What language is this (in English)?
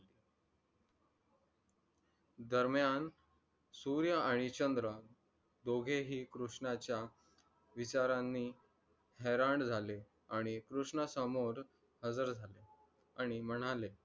Marathi